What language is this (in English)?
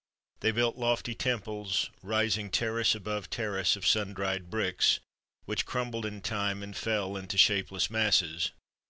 English